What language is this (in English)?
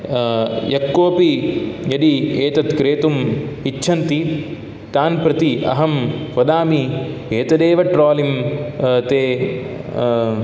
Sanskrit